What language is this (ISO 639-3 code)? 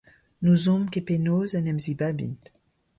bre